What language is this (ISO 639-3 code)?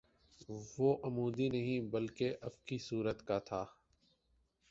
urd